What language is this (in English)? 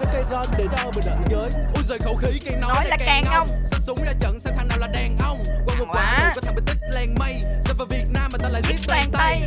Vietnamese